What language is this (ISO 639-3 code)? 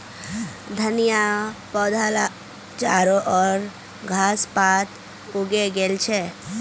mag